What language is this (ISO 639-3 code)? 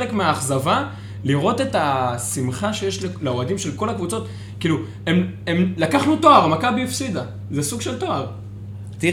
heb